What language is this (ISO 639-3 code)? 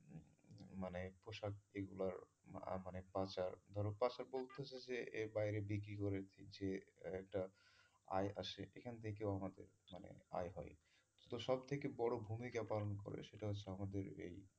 ben